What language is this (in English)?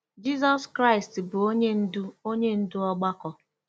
Igbo